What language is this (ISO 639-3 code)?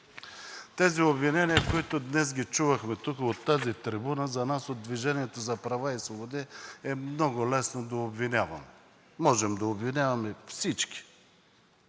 bul